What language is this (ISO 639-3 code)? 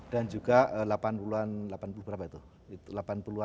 ind